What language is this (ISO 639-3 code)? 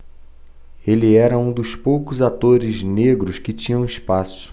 por